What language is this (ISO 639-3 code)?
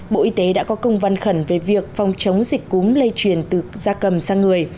vie